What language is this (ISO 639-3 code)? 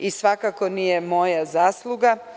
srp